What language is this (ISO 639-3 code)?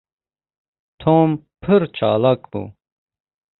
kur